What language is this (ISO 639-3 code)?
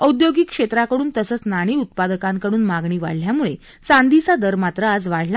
mar